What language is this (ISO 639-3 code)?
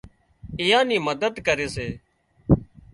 kxp